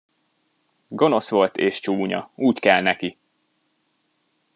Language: Hungarian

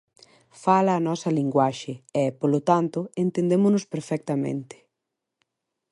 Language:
Galician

